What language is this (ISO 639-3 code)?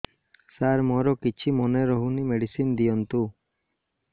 ori